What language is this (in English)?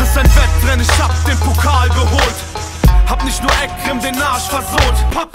Polish